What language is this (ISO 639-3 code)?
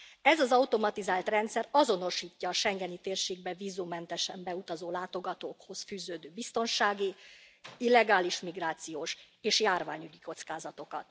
hun